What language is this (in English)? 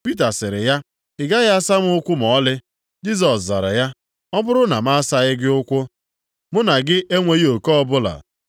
Igbo